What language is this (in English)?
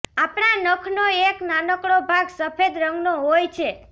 Gujarati